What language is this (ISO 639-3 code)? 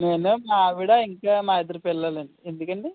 tel